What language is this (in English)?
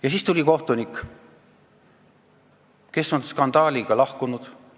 Estonian